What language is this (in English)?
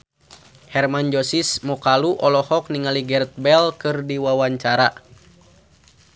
Sundanese